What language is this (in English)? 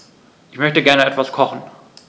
German